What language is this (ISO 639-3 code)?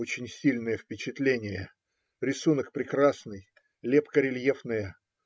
rus